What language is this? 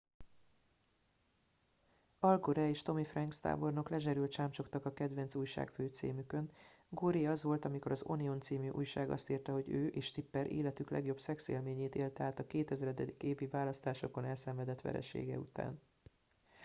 Hungarian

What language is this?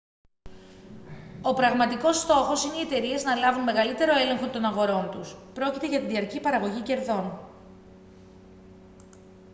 Greek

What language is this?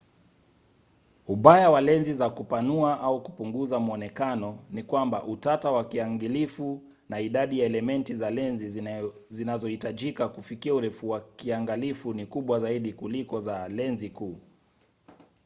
Swahili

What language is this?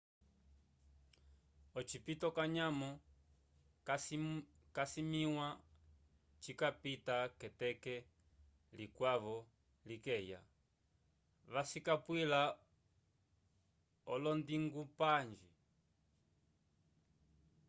Umbundu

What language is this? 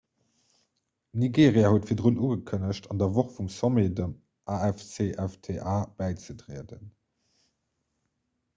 Luxembourgish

